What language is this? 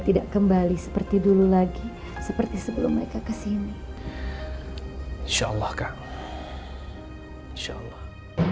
Indonesian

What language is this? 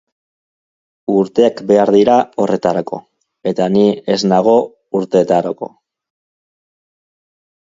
Basque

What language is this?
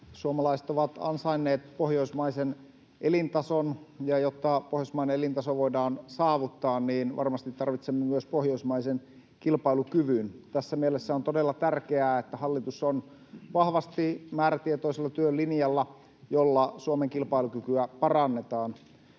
Finnish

